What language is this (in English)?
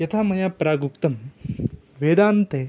Sanskrit